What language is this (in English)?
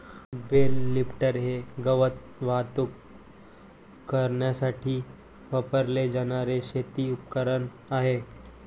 Marathi